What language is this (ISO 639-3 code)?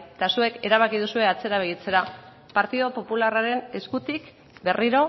eus